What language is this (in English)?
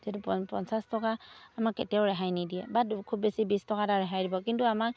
Assamese